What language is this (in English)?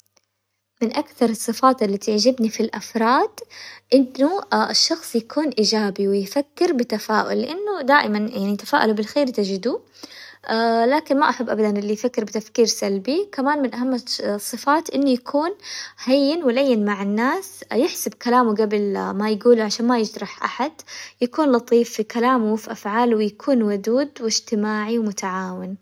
Hijazi Arabic